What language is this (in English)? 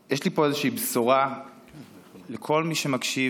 Hebrew